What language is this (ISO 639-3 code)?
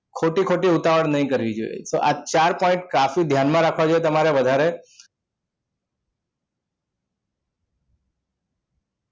guj